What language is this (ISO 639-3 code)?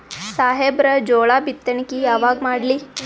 kan